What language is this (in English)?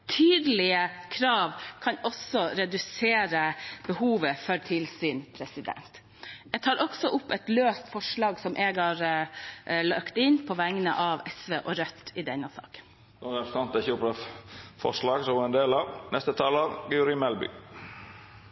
Norwegian